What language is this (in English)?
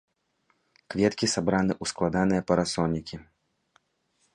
Belarusian